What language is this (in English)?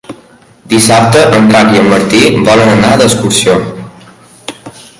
Catalan